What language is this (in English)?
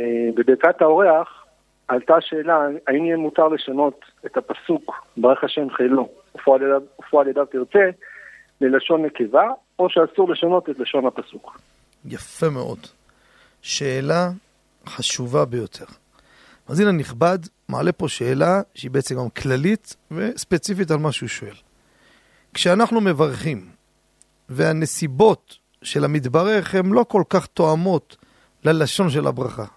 Hebrew